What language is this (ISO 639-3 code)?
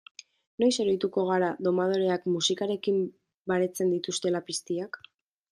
eus